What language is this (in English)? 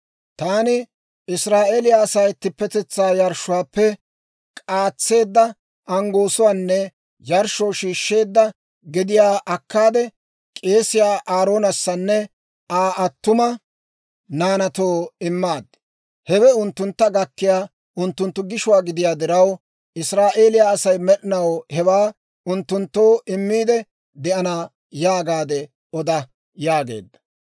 Dawro